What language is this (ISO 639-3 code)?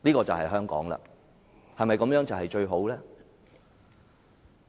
yue